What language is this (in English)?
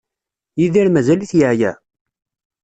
Kabyle